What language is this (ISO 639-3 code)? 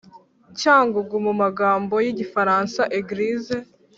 kin